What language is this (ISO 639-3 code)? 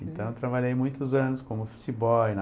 por